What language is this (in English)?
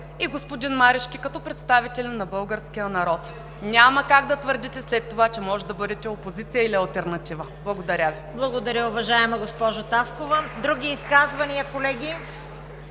Bulgarian